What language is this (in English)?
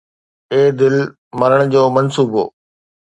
Sindhi